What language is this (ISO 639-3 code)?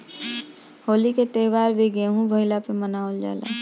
bho